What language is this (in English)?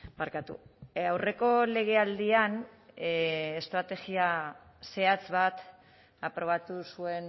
Basque